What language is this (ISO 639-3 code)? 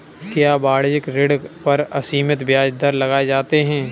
hin